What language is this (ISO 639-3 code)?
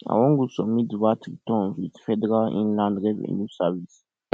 pcm